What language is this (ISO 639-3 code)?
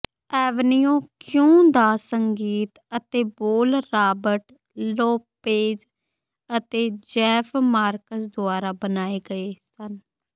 pan